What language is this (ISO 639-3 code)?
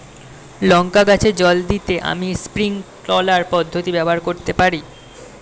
ben